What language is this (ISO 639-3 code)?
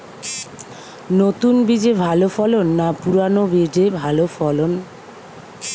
ben